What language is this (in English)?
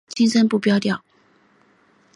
Chinese